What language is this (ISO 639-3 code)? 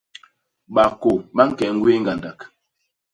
bas